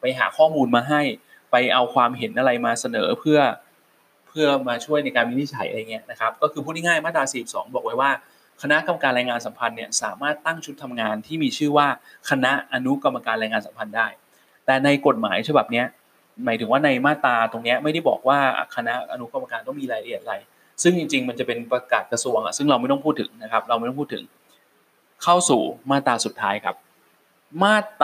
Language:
Thai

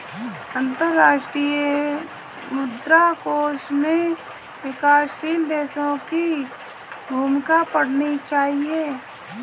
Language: Hindi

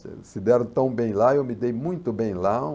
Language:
Portuguese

